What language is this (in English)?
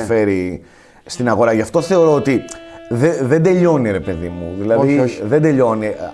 Greek